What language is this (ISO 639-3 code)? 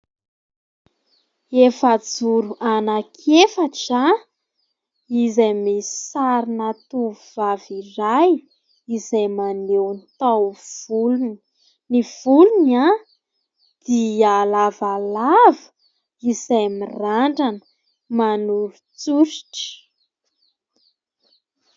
mlg